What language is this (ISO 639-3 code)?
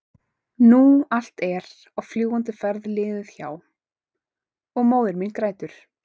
isl